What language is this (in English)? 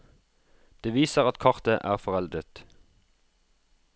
Norwegian